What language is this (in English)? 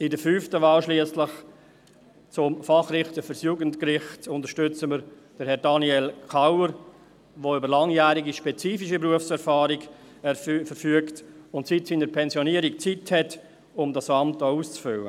Swiss German